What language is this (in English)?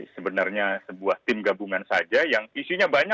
Indonesian